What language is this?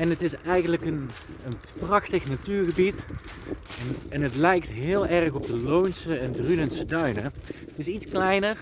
Dutch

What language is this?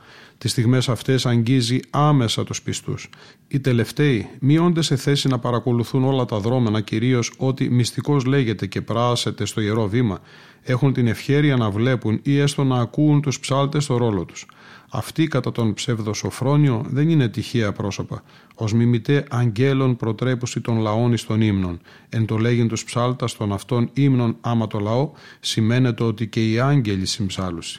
Greek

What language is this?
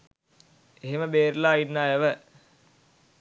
Sinhala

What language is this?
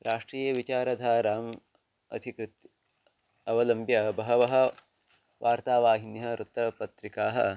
Sanskrit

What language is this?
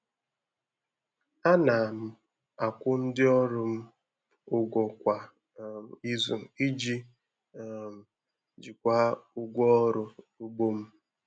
Igbo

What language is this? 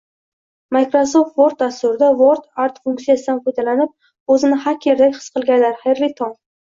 Uzbek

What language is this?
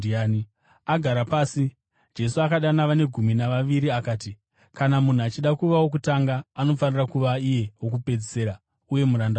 Shona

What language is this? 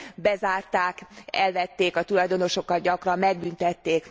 Hungarian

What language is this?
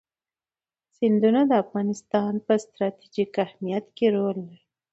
Pashto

